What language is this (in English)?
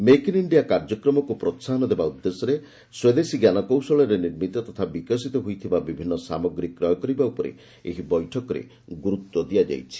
Odia